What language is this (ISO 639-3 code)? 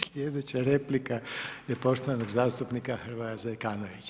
hrv